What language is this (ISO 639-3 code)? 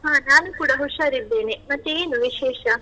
kan